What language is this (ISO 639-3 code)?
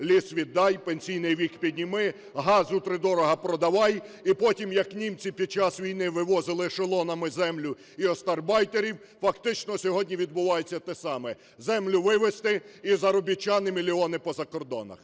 ukr